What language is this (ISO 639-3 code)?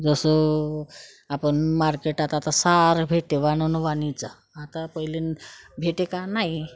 mar